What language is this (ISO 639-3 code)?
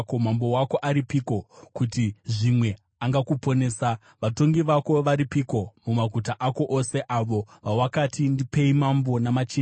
sna